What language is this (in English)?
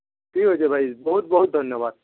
Odia